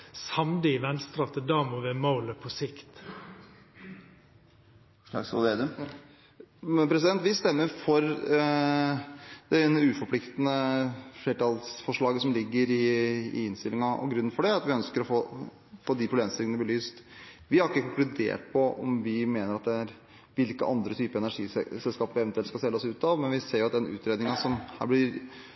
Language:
Norwegian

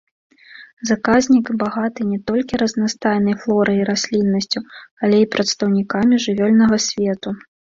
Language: Belarusian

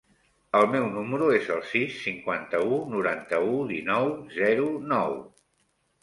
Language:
Catalan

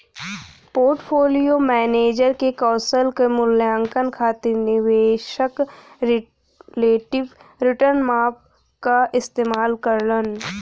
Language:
Bhojpuri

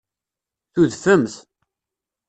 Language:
Kabyle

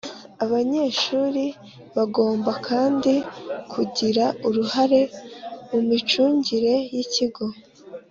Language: Kinyarwanda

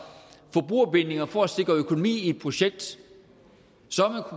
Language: Danish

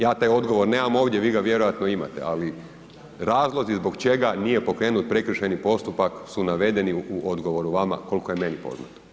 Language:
Croatian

